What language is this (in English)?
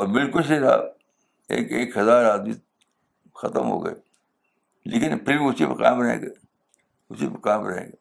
Urdu